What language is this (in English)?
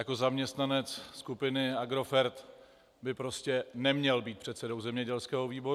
Czech